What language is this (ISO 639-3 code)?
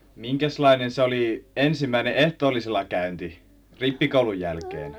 fin